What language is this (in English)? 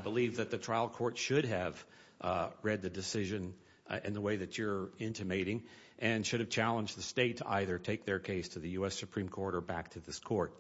English